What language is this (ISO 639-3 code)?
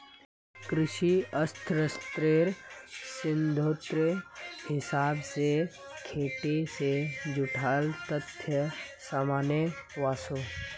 mag